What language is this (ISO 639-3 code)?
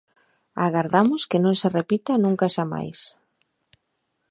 glg